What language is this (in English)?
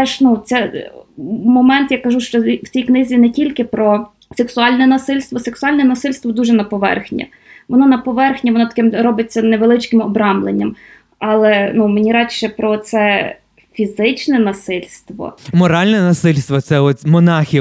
Ukrainian